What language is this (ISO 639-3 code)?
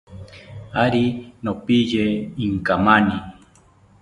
cpy